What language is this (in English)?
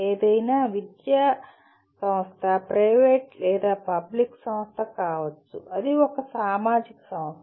Telugu